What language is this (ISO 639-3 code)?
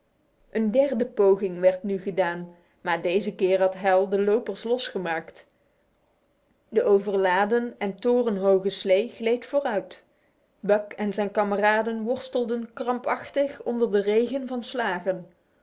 nld